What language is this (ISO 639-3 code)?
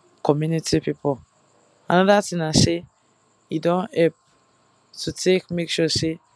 pcm